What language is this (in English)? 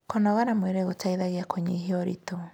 Kikuyu